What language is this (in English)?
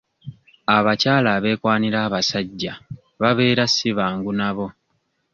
Ganda